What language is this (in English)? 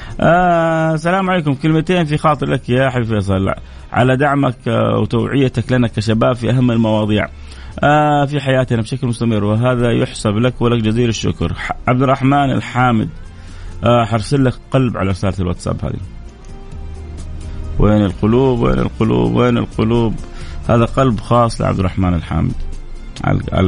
Arabic